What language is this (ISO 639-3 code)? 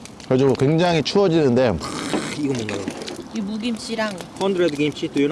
kor